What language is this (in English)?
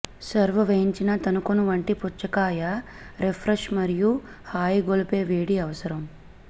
Telugu